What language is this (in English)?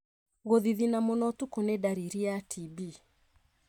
Kikuyu